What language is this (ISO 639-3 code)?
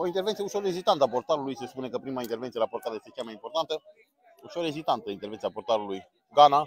ron